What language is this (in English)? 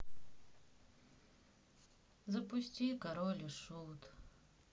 Russian